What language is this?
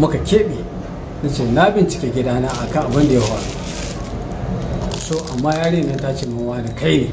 Arabic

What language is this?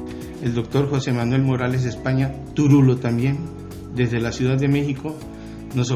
Spanish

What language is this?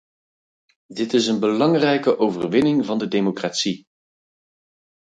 Dutch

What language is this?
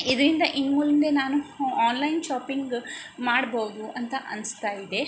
Kannada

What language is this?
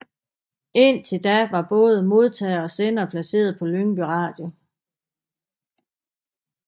Danish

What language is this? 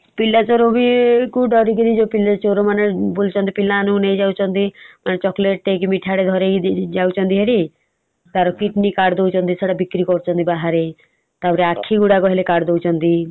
Odia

